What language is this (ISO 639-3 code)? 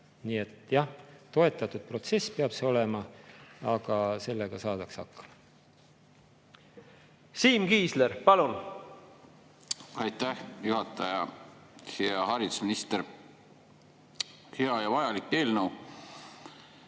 est